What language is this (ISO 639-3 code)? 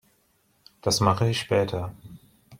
deu